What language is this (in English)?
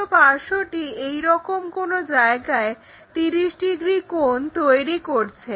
Bangla